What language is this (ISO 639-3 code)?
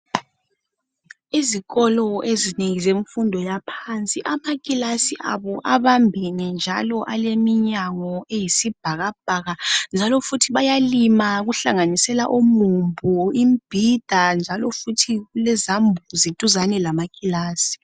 nde